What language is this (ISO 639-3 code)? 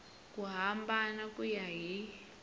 tso